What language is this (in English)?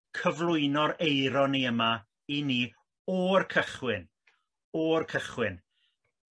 Welsh